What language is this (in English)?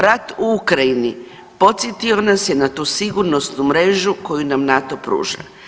Croatian